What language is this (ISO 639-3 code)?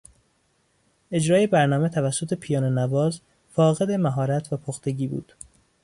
fas